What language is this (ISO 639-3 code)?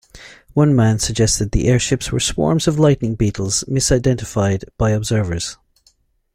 eng